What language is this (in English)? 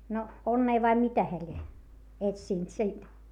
Finnish